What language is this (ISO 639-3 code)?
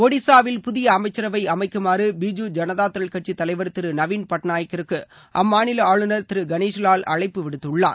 tam